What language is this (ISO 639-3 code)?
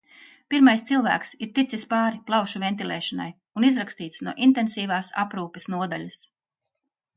lav